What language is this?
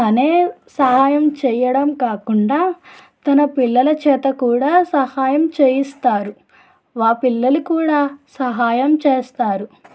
Telugu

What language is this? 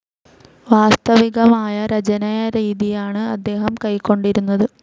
Malayalam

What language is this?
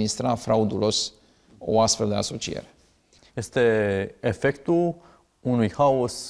Romanian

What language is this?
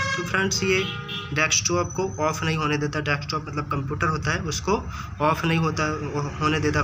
Hindi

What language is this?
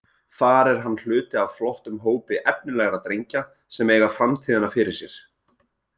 Icelandic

